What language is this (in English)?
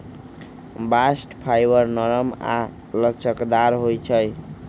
Magahi